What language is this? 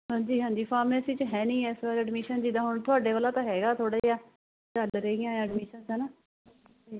Punjabi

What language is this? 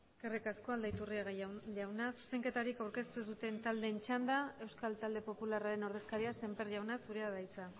Basque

